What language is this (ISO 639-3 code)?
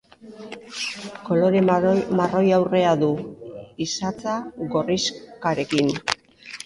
eus